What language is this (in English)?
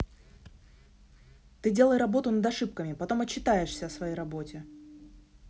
Russian